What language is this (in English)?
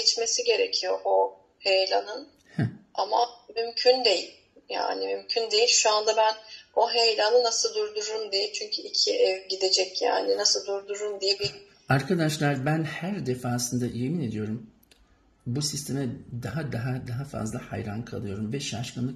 Turkish